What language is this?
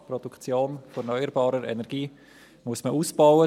Swiss German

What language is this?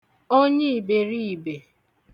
Igbo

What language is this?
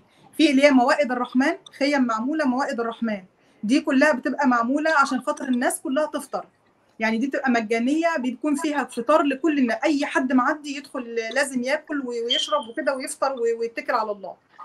Arabic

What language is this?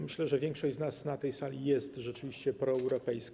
Polish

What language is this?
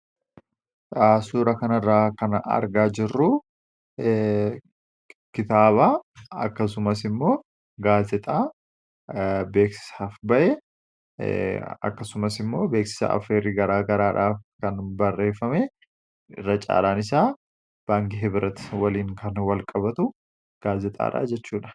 Oromo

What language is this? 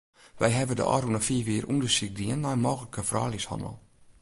Western Frisian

